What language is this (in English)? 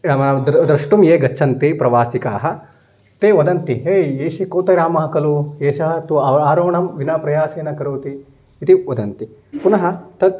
Sanskrit